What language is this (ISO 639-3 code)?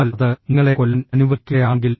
mal